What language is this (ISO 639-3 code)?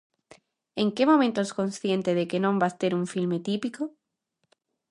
glg